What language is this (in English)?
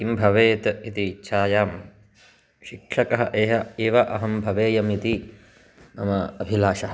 Sanskrit